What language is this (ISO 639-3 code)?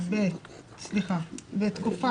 heb